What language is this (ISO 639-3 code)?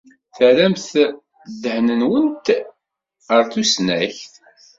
kab